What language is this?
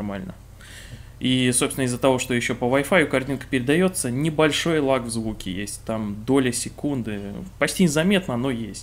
Russian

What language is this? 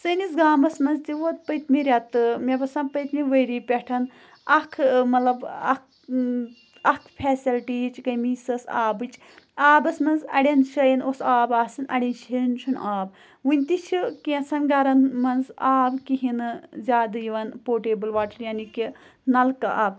Kashmiri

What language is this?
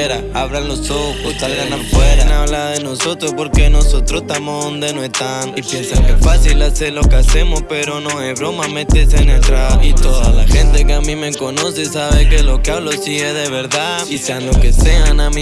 Spanish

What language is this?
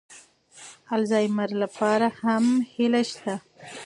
Pashto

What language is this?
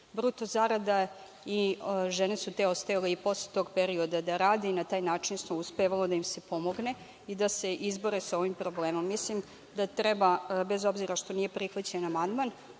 Serbian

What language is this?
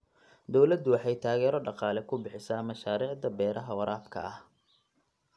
Somali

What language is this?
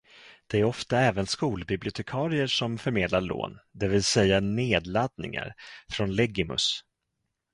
Swedish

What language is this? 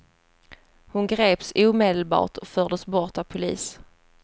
Swedish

